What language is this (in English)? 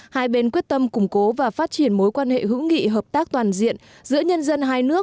Vietnamese